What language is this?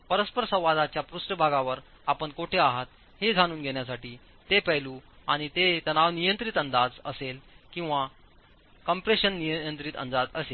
Marathi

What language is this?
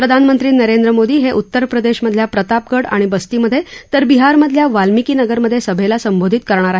Marathi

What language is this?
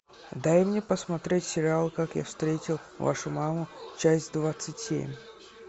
Russian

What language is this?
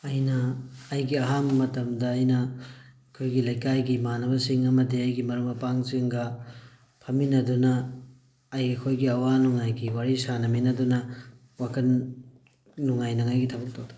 Manipuri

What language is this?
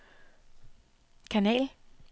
Danish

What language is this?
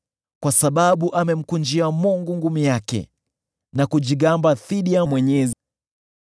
Swahili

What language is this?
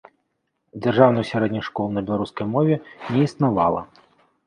Belarusian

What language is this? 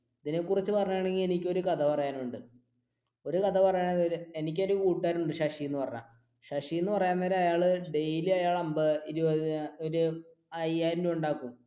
Malayalam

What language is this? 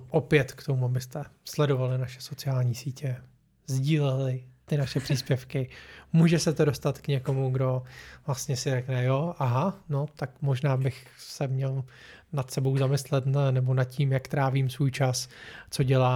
Czech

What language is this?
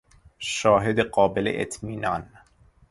Persian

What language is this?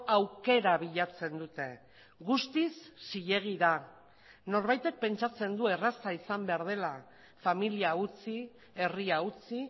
Basque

